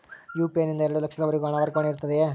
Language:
Kannada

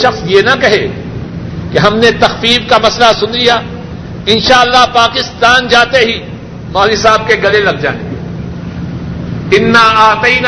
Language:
Urdu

